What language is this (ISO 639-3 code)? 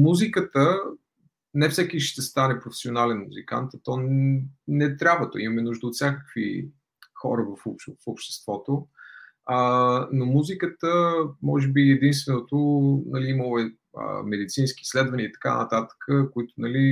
bul